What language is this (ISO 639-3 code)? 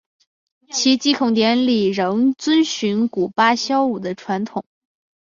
zho